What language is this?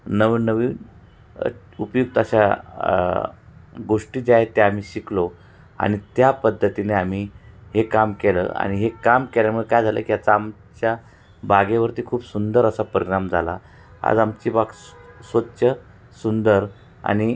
Marathi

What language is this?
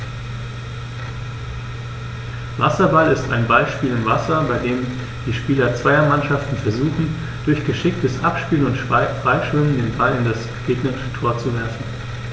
German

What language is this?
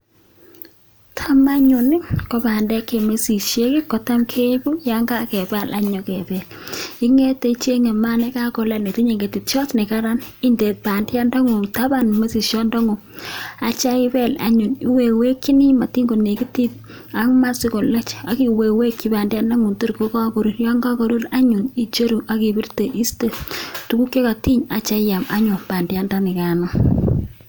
Kalenjin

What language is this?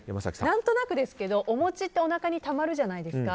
Japanese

